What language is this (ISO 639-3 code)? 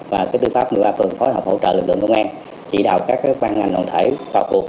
vie